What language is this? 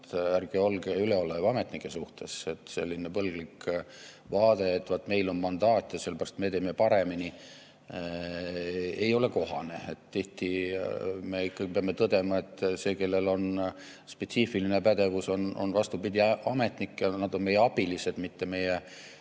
Estonian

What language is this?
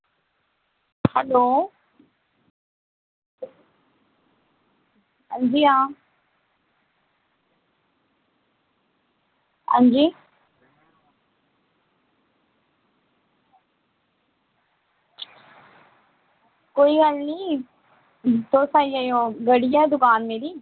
Dogri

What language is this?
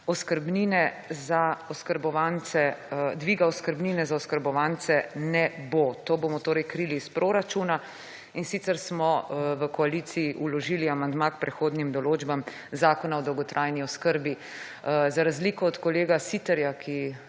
Slovenian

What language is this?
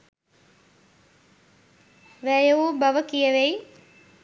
Sinhala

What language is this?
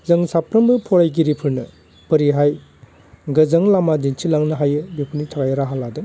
Bodo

